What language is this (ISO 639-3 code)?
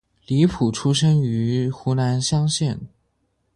zho